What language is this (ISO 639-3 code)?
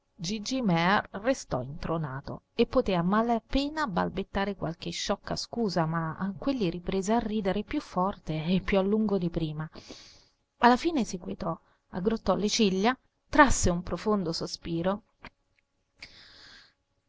ita